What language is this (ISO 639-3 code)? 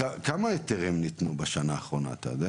heb